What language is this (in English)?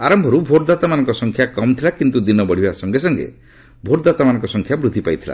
Odia